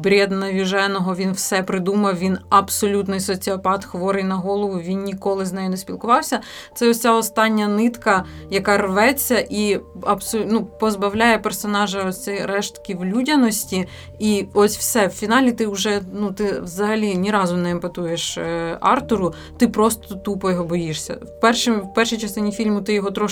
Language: Ukrainian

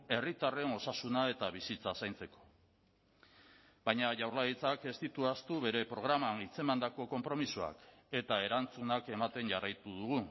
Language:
Basque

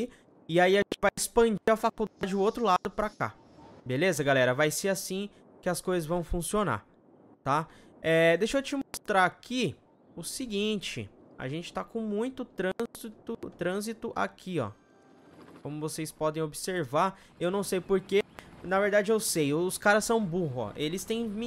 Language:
Portuguese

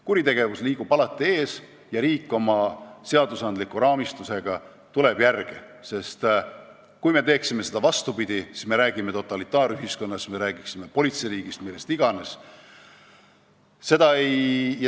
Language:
Estonian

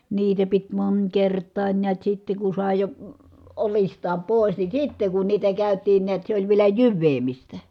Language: Finnish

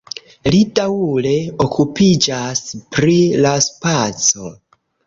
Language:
Esperanto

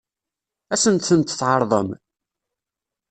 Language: Kabyle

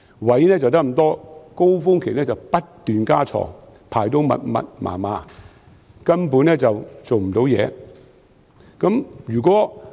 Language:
Cantonese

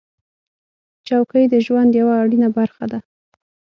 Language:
Pashto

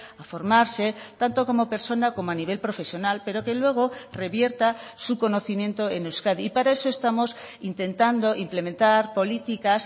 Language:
Spanish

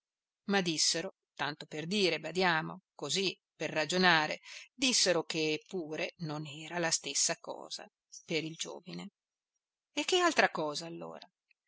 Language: Italian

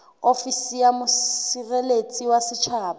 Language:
Southern Sotho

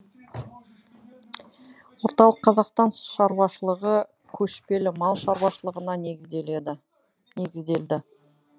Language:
Kazakh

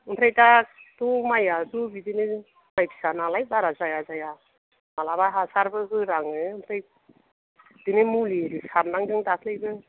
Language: Bodo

